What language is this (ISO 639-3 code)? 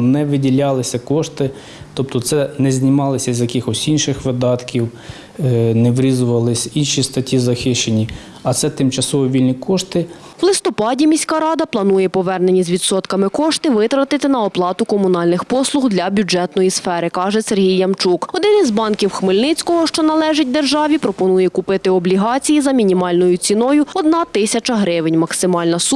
ukr